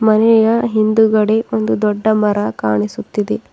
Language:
Kannada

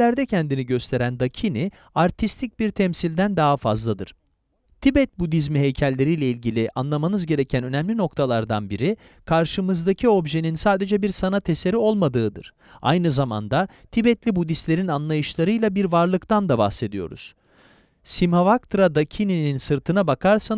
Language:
Turkish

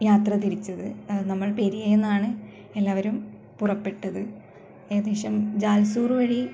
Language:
Malayalam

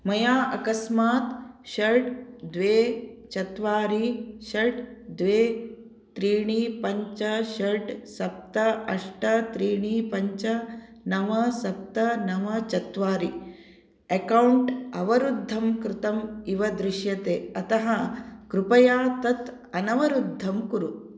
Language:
Sanskrit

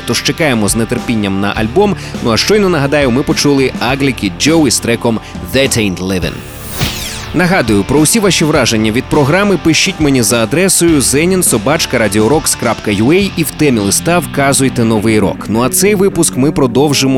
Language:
Ukrainian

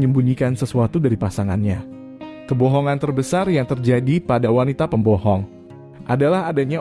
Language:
Indonesian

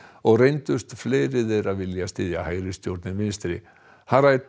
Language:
Icelandic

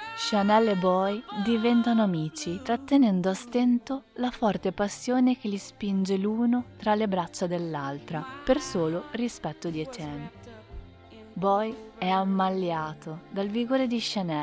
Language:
Italian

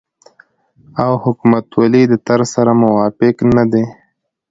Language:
Pashto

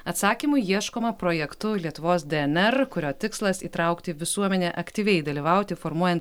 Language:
Lithuanian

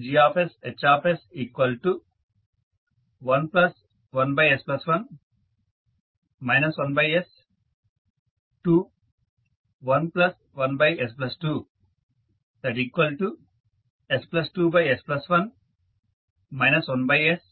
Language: Telugu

